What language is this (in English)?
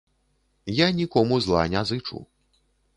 Belarusian